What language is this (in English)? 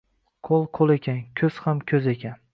Uzbek